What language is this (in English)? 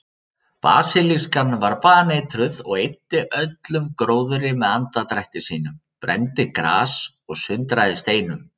Icelandic